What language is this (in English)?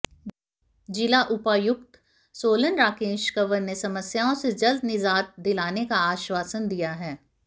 Hindi